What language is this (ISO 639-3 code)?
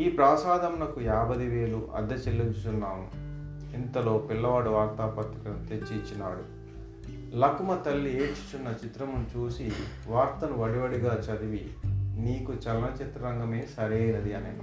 tel